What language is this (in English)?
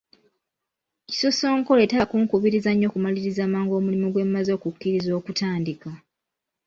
Ganda